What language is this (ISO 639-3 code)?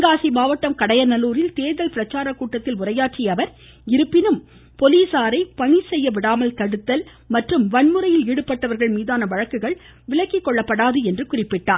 tam